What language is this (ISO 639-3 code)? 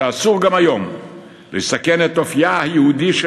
heb